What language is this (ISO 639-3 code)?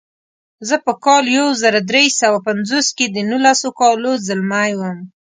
pus